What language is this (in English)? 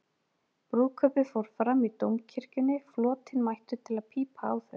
Icelandic